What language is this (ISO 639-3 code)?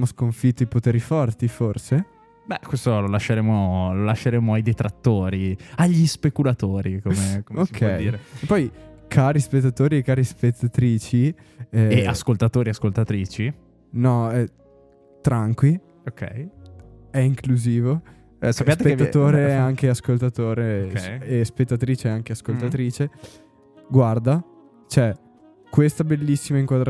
ita